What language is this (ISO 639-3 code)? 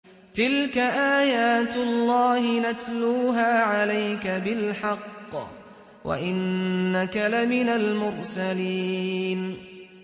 ara